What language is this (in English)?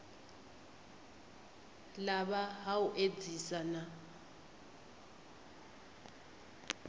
Venda